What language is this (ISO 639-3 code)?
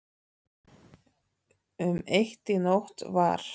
isl